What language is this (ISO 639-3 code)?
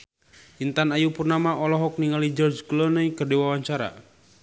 sun